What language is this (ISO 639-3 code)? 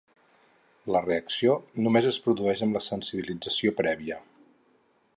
cat